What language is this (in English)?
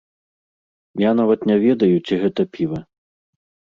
Belarusian